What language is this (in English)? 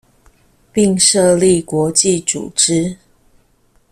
Chinese